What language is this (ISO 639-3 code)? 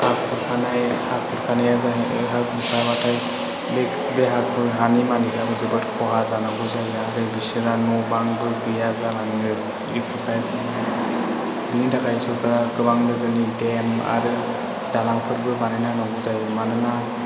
brx